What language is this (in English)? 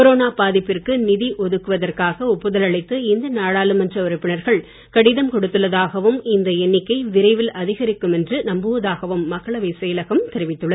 Tamil